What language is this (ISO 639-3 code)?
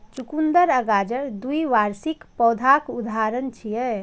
mai